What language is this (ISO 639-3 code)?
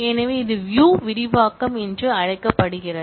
tam